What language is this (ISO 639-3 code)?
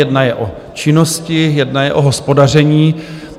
ces